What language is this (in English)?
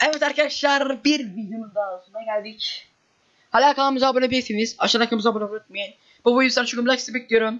Turkish